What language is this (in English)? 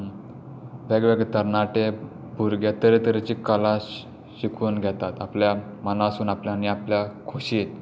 Konkani